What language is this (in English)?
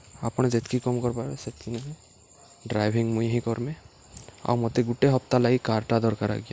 Odia